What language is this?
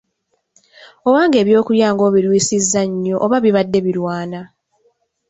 Ganda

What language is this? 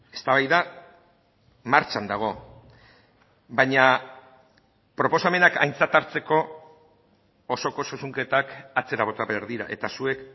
Basque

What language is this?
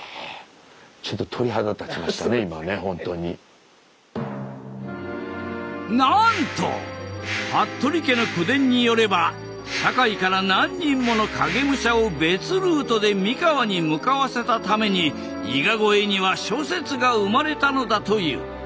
Japanese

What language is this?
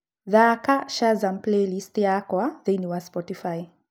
Kikuyu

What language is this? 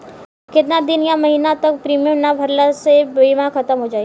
Bhojpuri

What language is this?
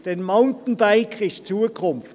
Swiss German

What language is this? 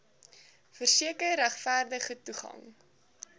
Afrikaans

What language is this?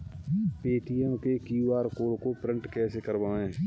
Hindi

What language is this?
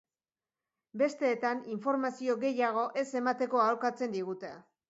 Basque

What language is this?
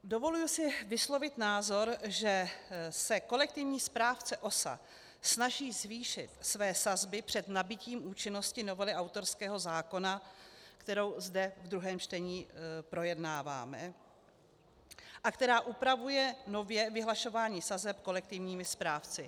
Czech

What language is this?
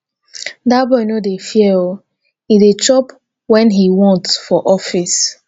Nigerian Pidgin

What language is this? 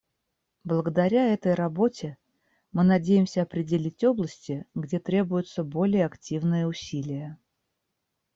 Russian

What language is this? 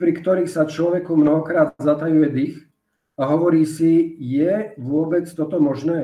Slovak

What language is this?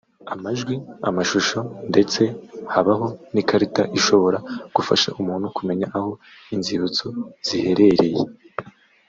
Kinyarwanda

